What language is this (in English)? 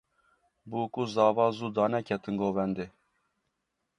Kurdish